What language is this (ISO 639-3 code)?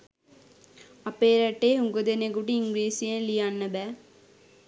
sin